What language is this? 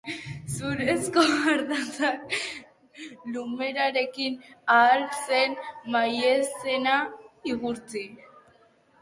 Basque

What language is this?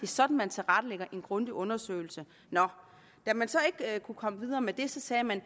Danish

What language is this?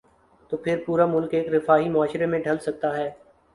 Urdu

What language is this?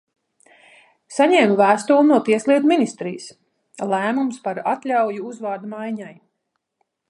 Latvian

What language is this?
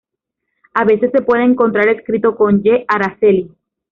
Spanish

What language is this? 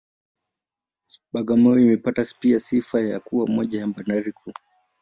Swahili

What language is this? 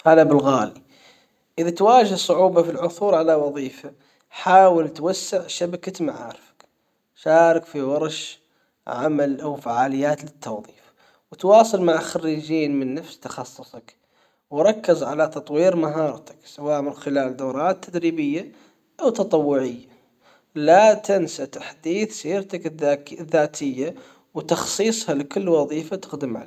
Hijazi Arabic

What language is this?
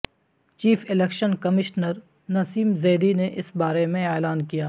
Urdu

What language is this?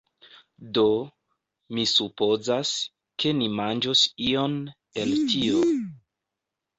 Esperanto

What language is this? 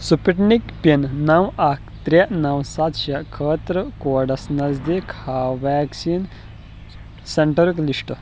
Kashmiri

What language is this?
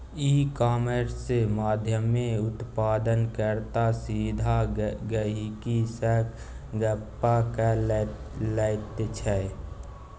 Maithili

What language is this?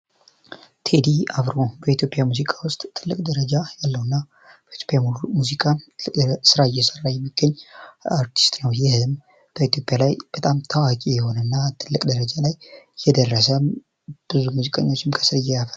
Amharic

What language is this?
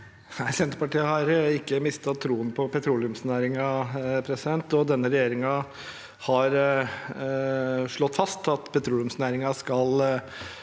Norwegian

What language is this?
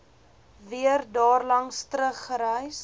Afrikaans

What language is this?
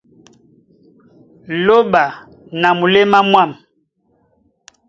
Duala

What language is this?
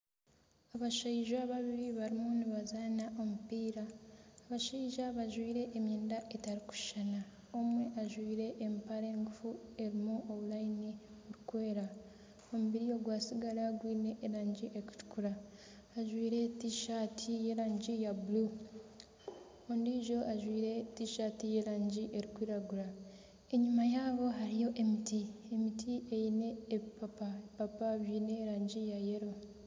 Nyankole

